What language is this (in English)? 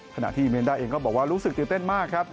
Thai